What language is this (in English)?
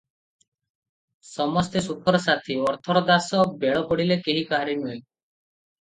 Odia